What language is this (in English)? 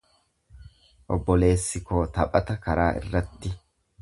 Oromo